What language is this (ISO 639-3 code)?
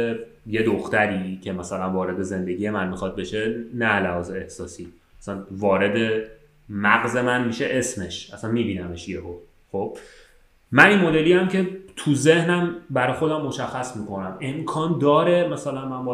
fas